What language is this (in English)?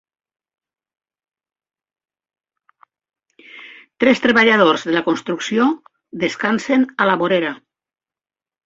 Catalan